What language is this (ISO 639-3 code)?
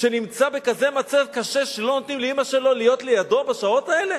heb